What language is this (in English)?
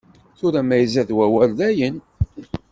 Kabyle